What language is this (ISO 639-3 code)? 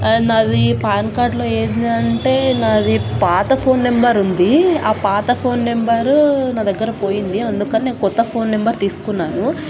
tel